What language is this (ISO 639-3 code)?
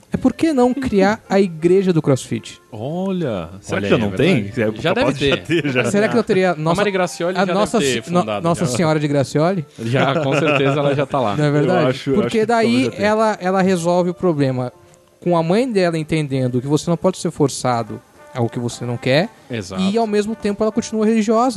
por